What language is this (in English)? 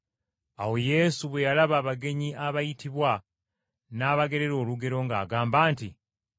Ganda